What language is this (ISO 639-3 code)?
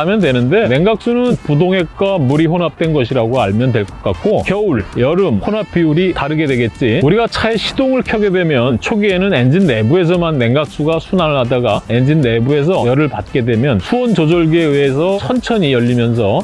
kor